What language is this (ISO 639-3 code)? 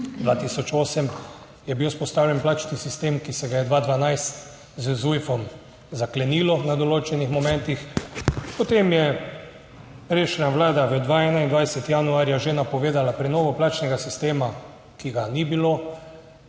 slv